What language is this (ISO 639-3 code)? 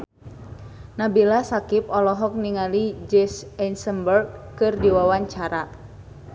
sun